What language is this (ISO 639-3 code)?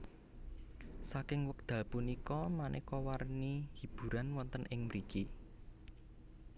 jav